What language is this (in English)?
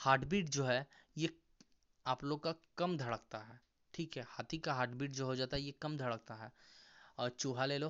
Hindi